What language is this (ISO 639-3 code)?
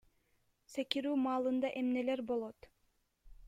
kir